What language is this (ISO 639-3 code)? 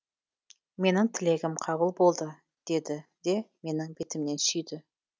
kaz